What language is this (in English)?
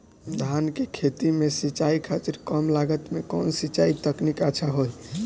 Bhojpuri